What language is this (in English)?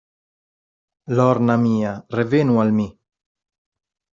Esperanto